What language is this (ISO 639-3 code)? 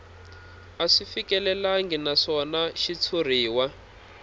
tso